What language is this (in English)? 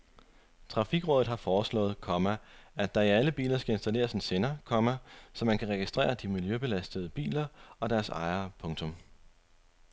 Danish